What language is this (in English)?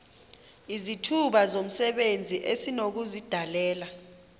Xhosa